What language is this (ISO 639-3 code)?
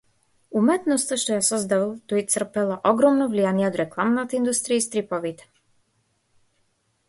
mkd